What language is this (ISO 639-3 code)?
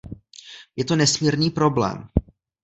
ces